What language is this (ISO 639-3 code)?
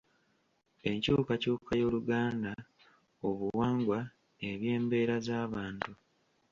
lug